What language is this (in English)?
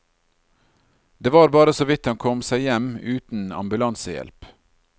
Norwegian